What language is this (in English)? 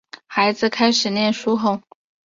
Chinese